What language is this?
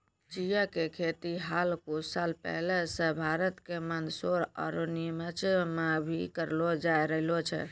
Maithili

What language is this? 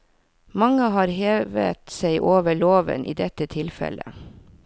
Norwegian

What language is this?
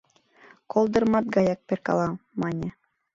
Mari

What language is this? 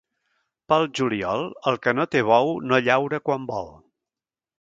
Catalan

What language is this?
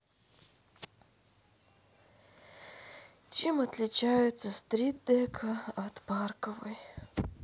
Russian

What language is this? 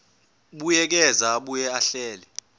Zulu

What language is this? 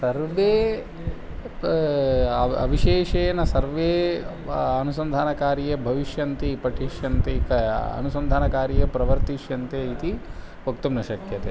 Sanskrit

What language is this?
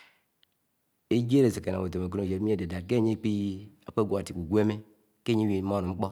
Anaang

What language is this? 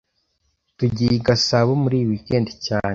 Kinyarwanda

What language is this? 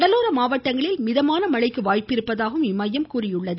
Tamil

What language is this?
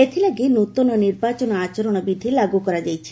Odia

